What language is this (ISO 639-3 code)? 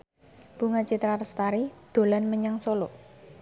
jav